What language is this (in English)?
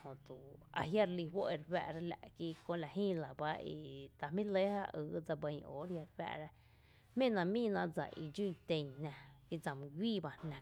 Tepinapa Chinantec